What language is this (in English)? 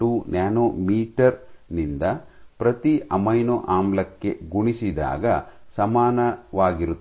Kannada